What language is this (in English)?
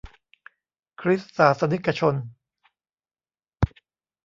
Thai